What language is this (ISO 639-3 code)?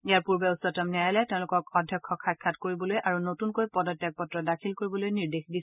asm